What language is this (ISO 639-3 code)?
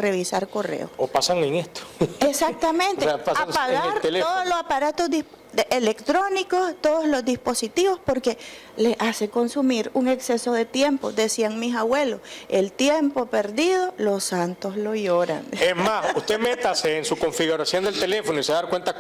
spa